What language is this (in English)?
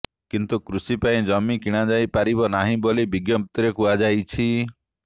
Odia